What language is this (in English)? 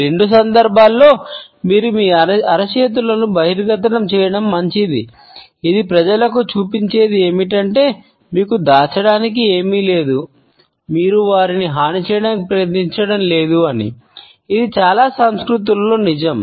Telugu